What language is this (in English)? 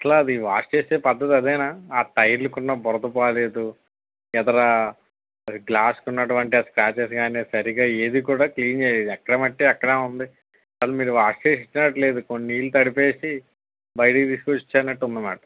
Telugu